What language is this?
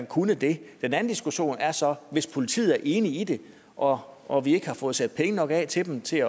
Danish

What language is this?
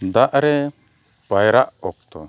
Santali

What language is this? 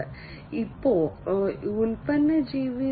Malayalam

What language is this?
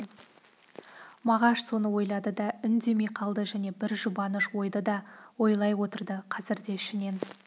Kazakh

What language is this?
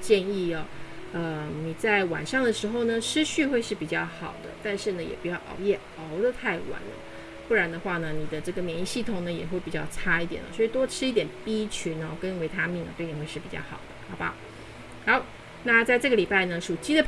Chinese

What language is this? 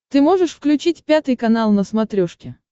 Russian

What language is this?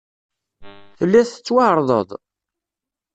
Kabyle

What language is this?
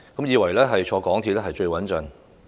Cantonese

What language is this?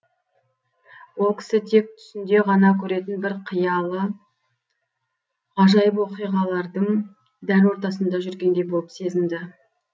Kazakh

